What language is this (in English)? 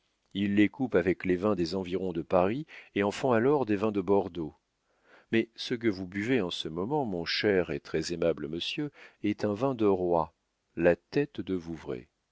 French